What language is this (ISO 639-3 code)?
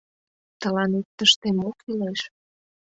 chm